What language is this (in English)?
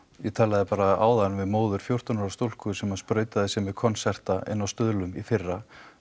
Icelandic